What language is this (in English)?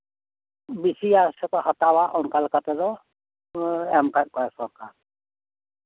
Santali